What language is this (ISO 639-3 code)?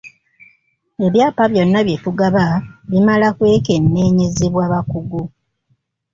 lug